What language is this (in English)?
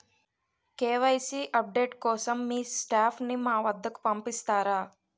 Telugu